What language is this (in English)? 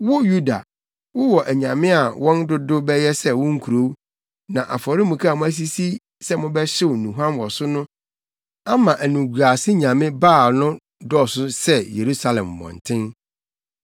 Akan